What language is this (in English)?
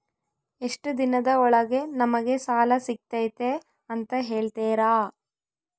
Kannada